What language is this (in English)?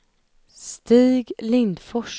Swedish